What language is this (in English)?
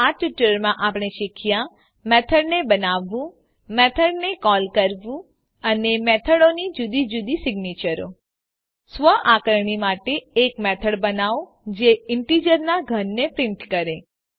Gujarati